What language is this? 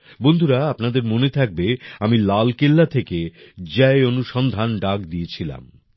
Bangla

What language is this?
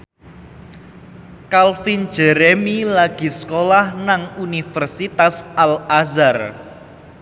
Javanese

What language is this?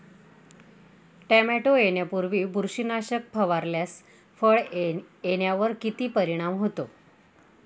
Marathi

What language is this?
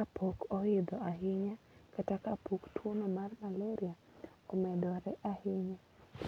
Luo (Kenya and Tanzania)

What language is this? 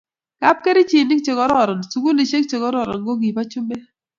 Kalenjin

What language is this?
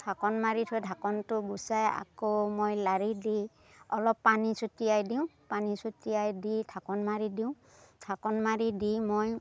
Assamese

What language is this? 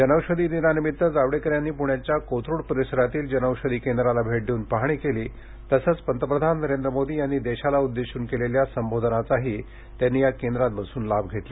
Marathi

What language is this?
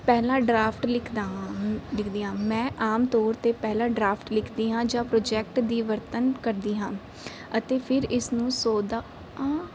Punjabi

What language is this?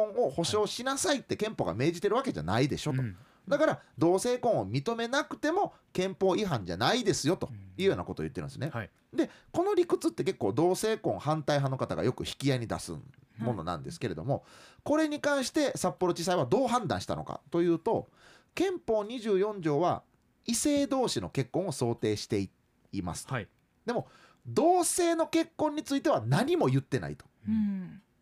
Japanese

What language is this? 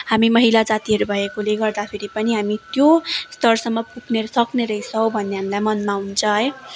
Nepali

